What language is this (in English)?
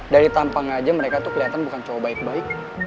Indonesian